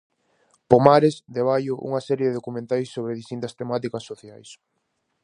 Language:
Galician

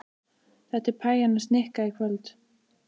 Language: Icelandic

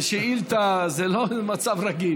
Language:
Hebrew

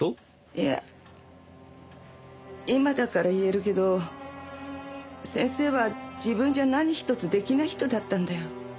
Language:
Japanese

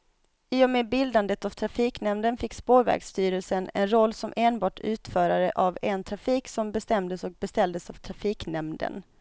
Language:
Swedish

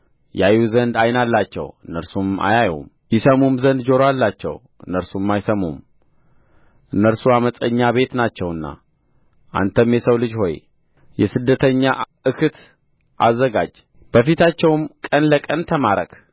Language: Amharic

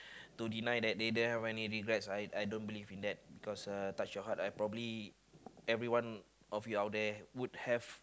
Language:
English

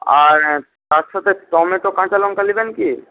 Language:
Bangla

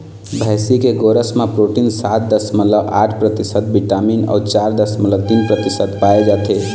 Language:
Chhattisgarhi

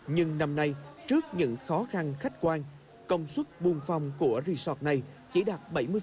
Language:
Vietnamese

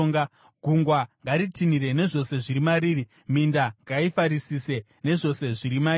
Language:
Shona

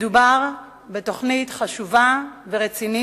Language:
Hebrew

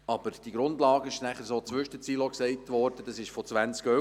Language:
Swiss German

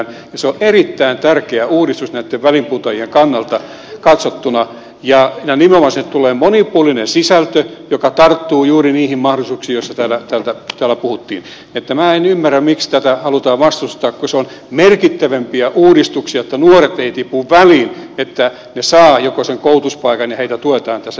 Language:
Finnish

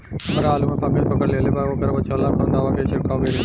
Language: Bhojpuri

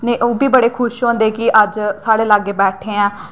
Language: Dogri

